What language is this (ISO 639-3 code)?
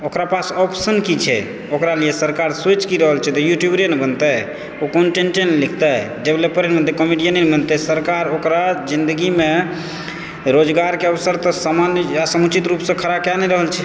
mai